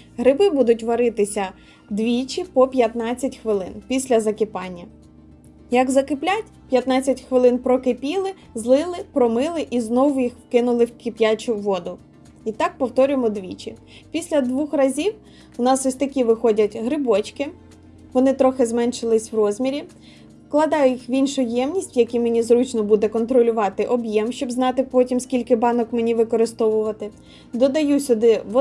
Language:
Ukrainian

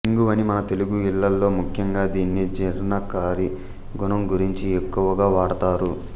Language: Telugu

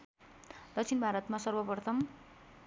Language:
Nepali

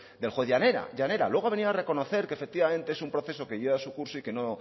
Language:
Spanish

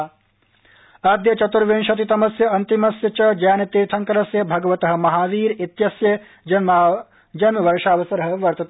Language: Sanskrit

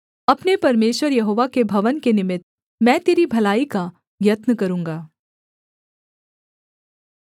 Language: Hindi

